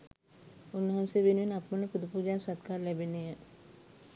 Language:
Sinhala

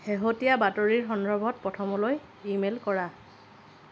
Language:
Assamese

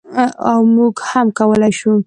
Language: Pashto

